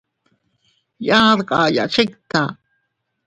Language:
Teutila Cuicatec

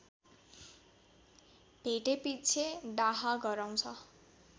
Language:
Nepali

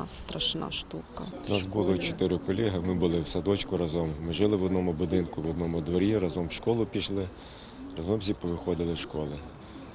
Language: Ukrainian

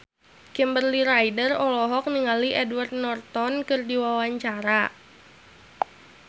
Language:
Sundanese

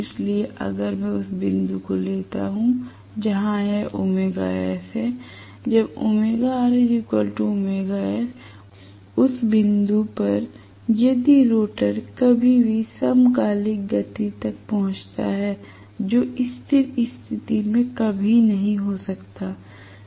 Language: Hindi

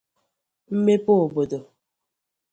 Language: Igbo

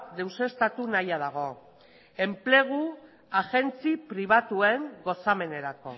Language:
Basque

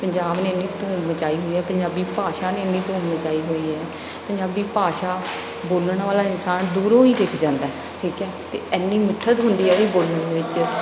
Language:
Punjabi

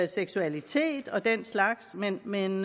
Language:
Danish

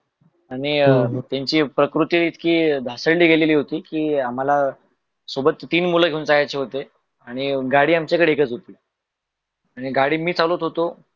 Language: Marathi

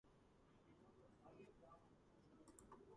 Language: Georgian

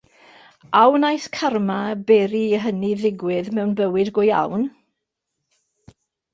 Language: Welsh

